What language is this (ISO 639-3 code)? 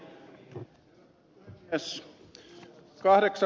fin